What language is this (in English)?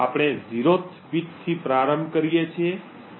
Gujarati